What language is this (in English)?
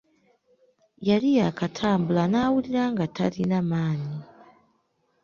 Ganda